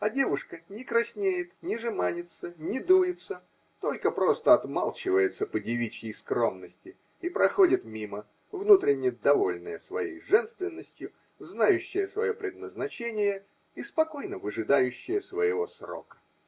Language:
Russian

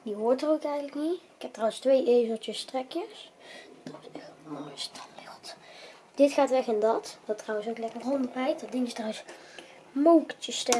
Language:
Dutch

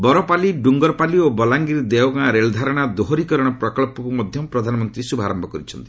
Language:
Odia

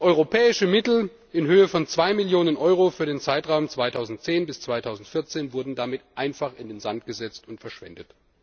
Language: German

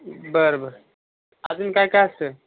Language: Marathi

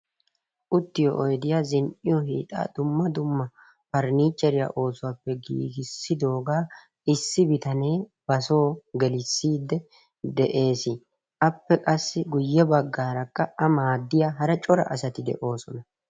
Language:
Wolaytta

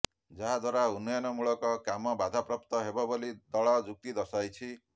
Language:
Odia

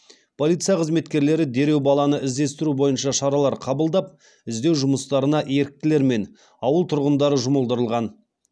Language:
Kazakh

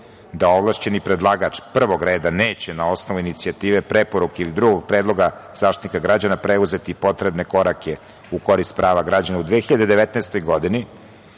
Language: Serbian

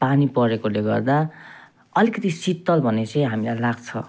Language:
Nepali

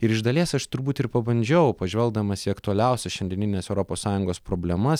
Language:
Lithuanian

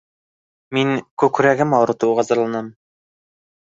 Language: Bashkir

